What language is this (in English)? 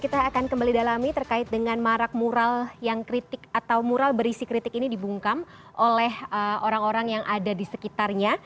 Indonesian